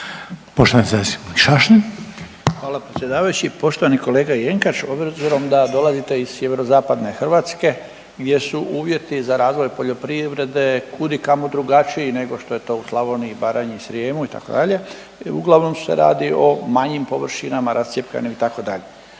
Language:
Croatian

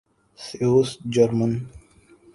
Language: Urdu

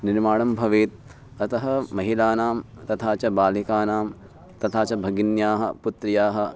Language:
Sanskrit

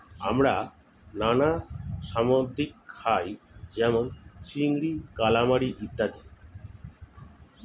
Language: Bangla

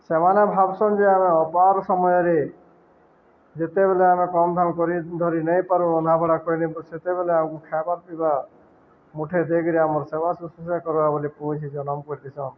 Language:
Odia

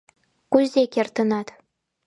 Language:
Mari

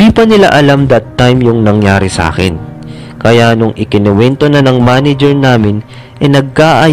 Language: Filipino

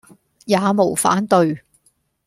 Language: Cantonese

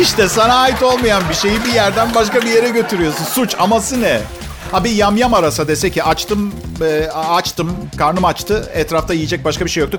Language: Turkish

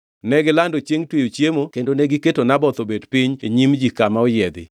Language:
Luo (Kenya and Tanzania)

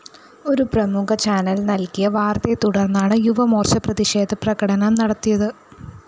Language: Malayalam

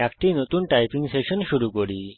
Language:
Bangla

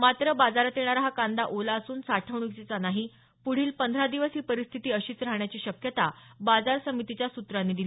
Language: Marathi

